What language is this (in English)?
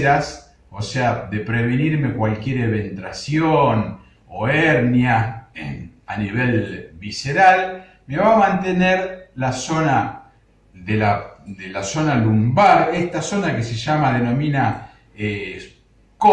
Spanish